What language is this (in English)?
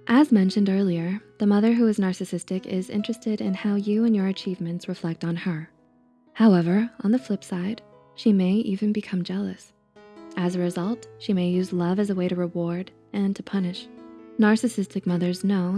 English